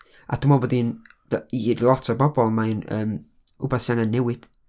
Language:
Welsh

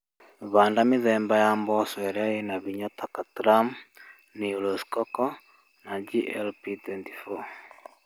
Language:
Kikuyu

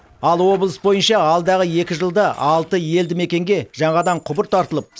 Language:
Kazakh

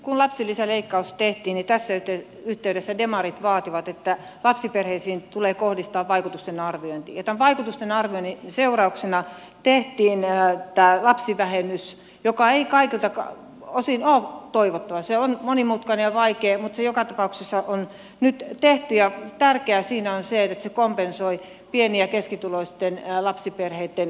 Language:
Finnish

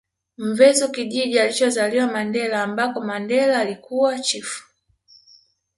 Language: Swahili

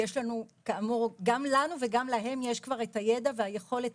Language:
Hebrew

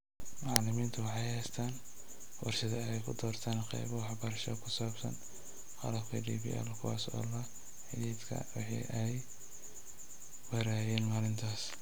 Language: Somali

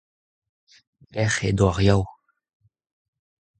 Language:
Breton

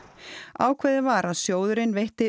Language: Icelandic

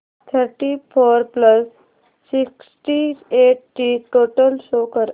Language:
Marathi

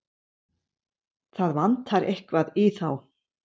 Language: Icelandic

